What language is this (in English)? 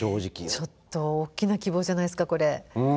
Japanese